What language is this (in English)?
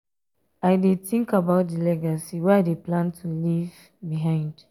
Nigerian Pidgin